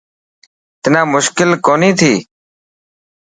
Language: Dhatki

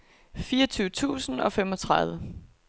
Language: Danish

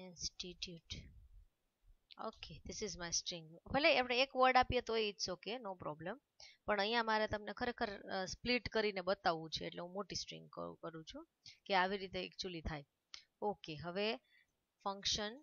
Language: Hindi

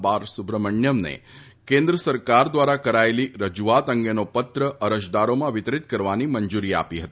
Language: Gujarati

